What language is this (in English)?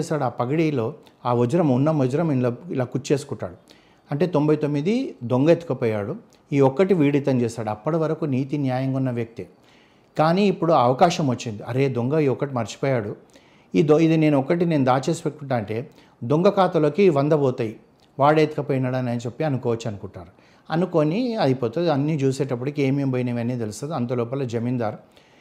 Telugu